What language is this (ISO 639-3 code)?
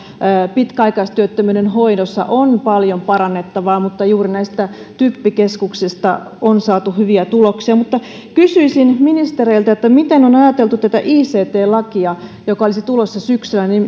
fin